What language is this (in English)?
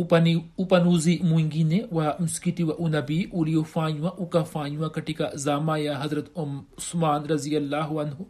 Swahili